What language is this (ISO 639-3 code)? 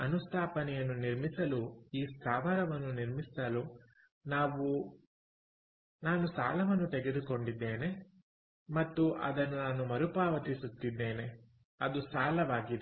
kan